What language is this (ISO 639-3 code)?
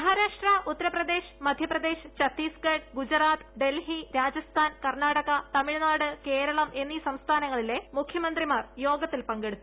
mal